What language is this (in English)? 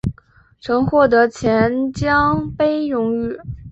Chinese